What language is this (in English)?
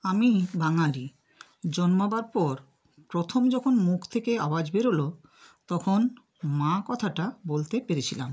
Bangla